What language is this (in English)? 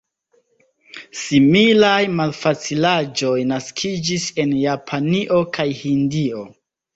Esperanto